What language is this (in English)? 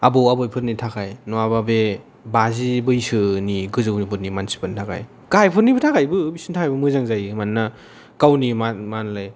Bodo